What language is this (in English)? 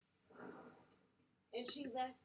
Welsh